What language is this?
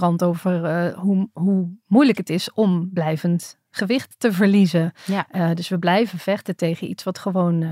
Dutch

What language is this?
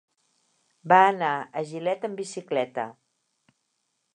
Catalan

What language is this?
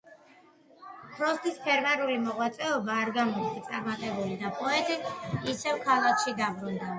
Georgian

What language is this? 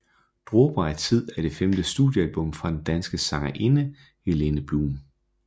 Danish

